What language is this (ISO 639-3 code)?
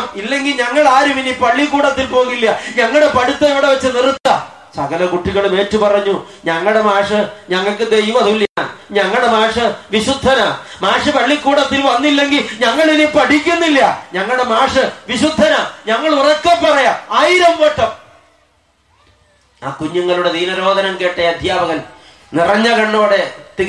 eng